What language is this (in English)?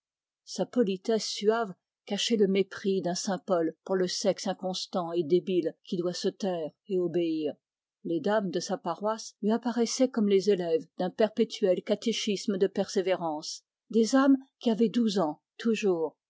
French